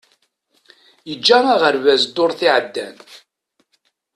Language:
Kabyle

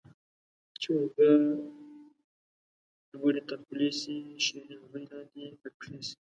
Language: Pashto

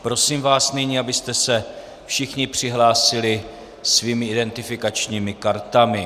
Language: Czech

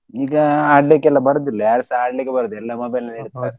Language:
Kannada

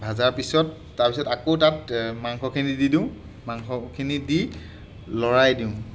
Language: Assamese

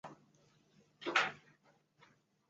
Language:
Chinese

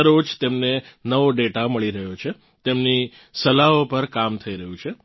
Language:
Gujarati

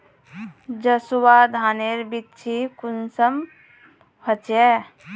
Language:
Magahi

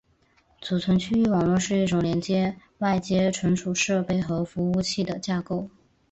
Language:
Chinese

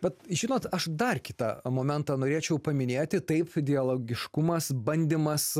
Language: Lithuanian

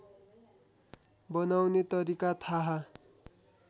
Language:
Nepali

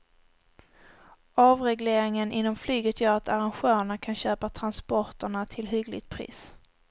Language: Swedish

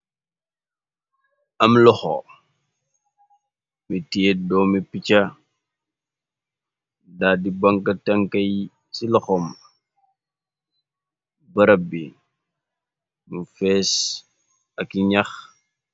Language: Wolof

